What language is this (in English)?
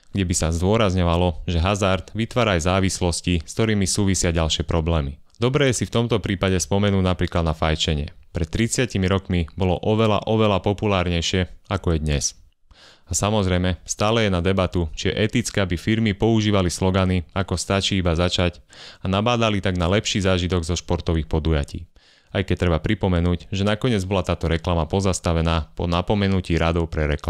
Slovak